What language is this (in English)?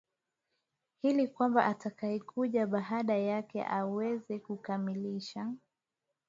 Swahili